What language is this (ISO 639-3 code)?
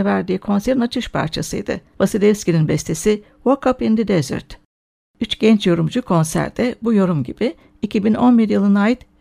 tur